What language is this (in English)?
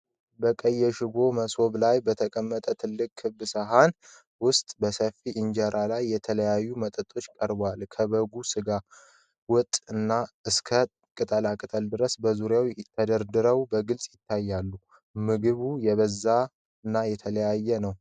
Amharic